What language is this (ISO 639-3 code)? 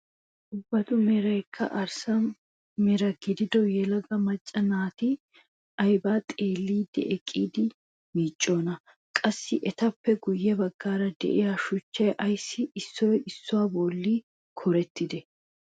wal